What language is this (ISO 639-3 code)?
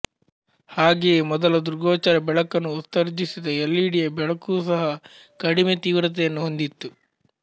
kan